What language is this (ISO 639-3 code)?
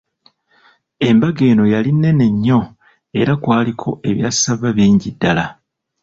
lug